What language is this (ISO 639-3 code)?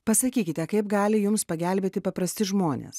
lit